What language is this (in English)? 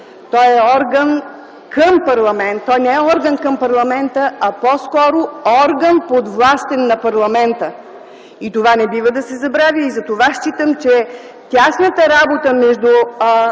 Bulgarian